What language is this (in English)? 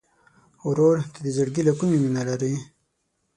Pashto